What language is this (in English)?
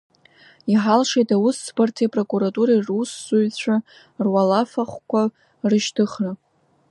Abkhazian